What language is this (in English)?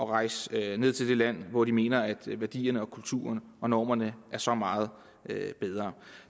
Danish